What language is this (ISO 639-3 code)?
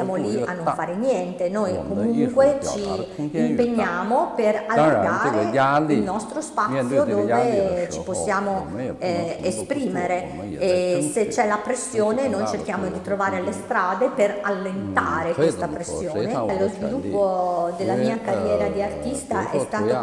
ita